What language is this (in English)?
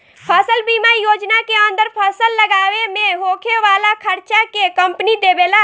Bhojpuri